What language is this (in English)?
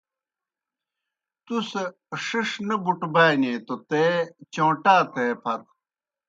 Kohistani Shina